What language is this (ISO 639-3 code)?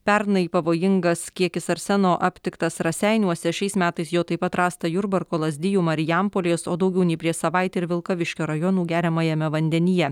lit